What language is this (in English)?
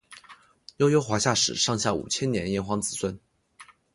Chinese